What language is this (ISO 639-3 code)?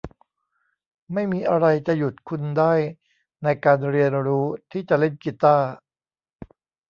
tha